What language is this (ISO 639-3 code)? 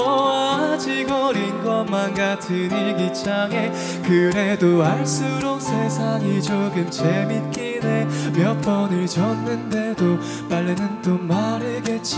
kor